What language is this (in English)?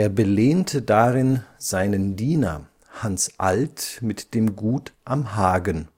German